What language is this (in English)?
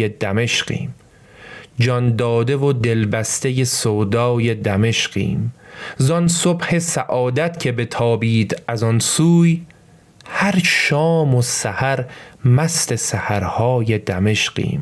Persian